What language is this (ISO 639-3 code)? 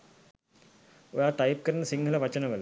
sin